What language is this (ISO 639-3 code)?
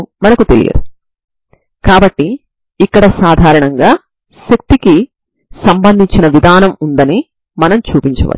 tel